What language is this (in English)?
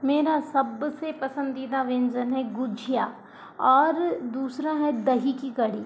Hindi